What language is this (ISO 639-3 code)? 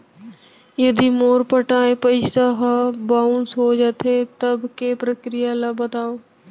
hne